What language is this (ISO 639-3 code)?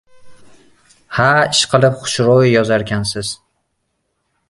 uzb